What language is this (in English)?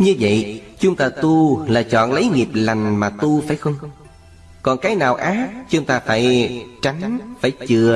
Vietnamese